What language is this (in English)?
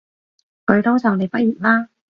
Cantonese